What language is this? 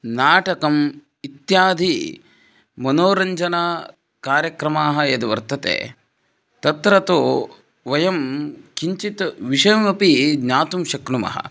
Sanskrit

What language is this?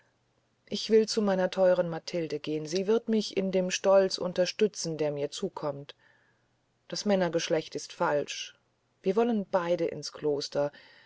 German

